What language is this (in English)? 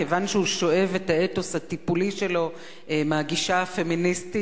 Hebrew